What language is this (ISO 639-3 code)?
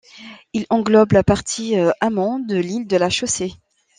fra